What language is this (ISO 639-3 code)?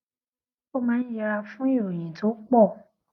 yor